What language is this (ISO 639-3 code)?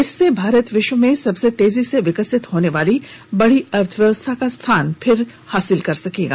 hin